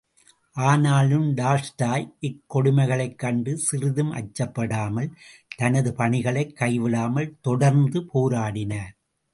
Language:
Tamil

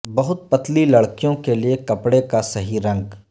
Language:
Urdu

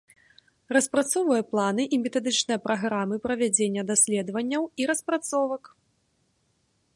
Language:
Belarusian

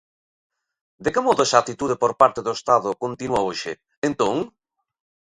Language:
Galician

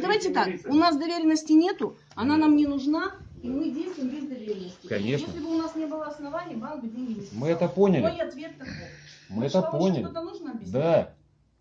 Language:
Russian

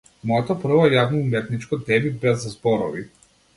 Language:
Macedonian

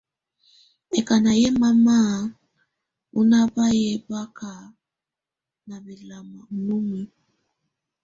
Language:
Tunen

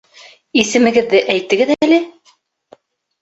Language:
Bashkir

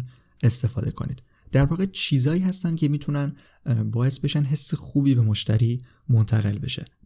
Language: Persian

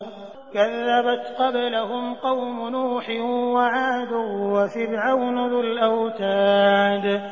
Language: Arabic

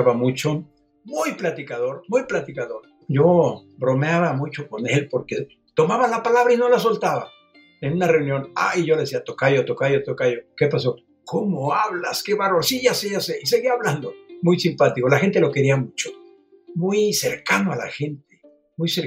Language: Spanish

